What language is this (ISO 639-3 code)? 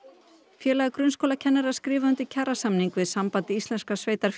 isl